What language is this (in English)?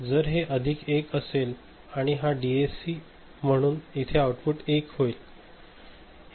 Marathi